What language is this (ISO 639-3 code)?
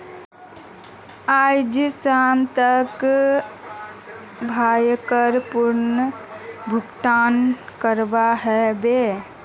mag